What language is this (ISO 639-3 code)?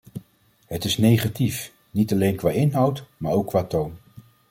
nld